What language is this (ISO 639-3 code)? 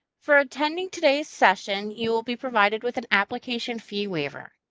eng